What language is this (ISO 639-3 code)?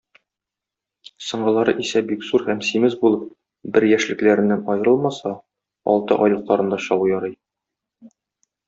tat